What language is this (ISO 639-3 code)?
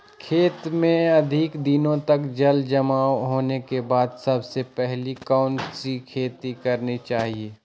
mag